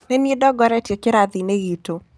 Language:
Kikuyu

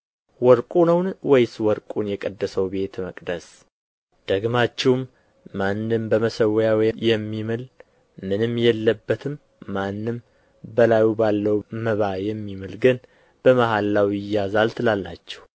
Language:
Amharic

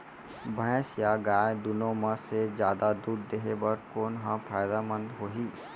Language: Chhattisgarhi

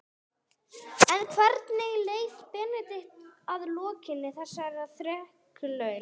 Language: Icelandic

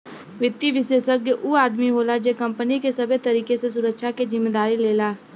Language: Bhojpuri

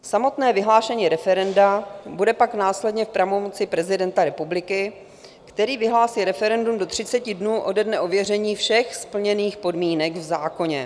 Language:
Czech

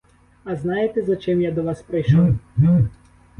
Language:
Ukrainian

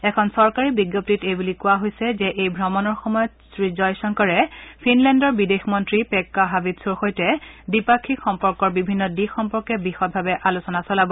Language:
Assamese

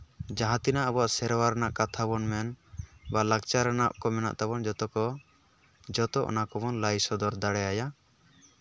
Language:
Santali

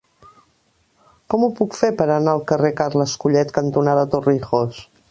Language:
Catalan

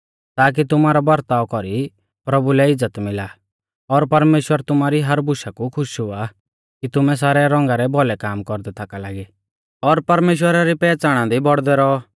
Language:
Mahasu Pahari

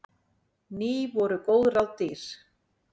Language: Icelandic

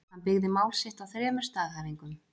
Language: Icelandic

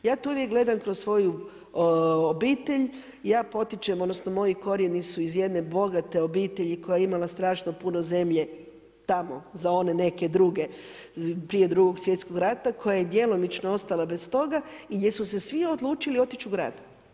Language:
Croatian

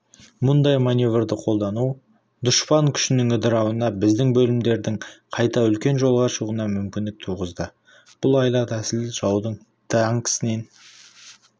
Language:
Kazakh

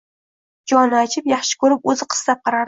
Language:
Uzbek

